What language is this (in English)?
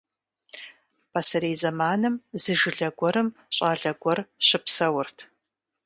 Kabardian